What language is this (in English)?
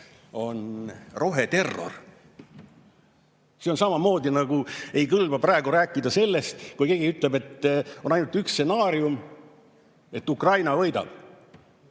Estonian